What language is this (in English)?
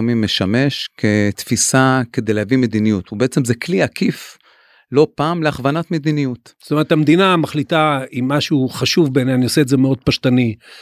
Hebrew